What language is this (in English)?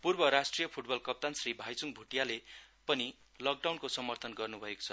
Nepali